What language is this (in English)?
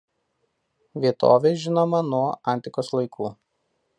Lithuanian